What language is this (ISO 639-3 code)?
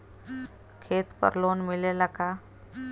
bho